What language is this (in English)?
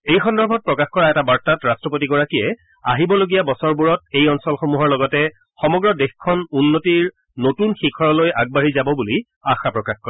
Assamese